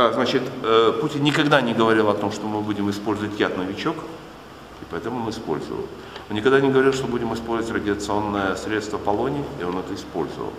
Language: Russian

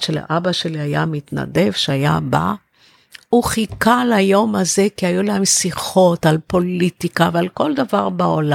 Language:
Hebrew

